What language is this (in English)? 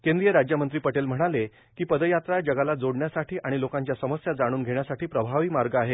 Marathi